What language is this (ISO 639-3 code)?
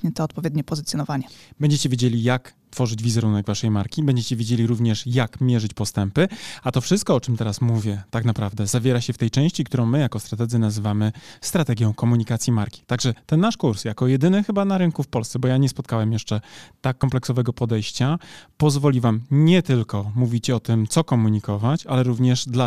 pol